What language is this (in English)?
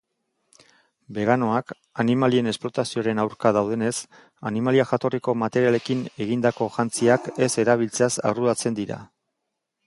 Basque